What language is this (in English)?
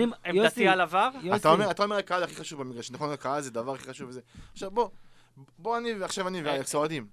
Hebrew